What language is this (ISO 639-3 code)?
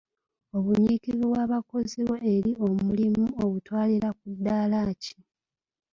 lug